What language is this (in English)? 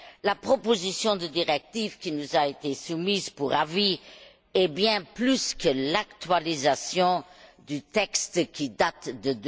French